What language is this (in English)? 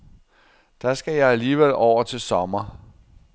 Danish